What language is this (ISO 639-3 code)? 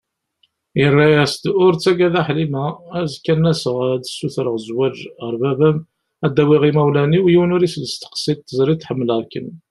kab